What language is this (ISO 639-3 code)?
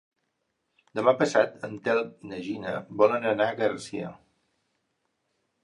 cat